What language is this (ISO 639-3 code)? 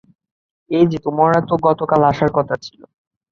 ben